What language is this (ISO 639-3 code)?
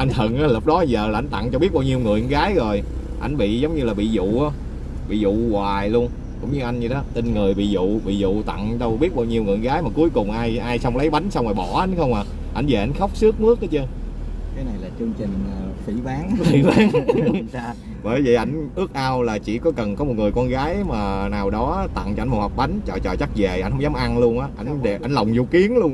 vie